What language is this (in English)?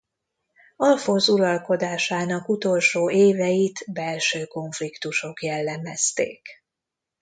Hungarian